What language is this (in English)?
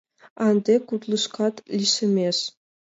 Mari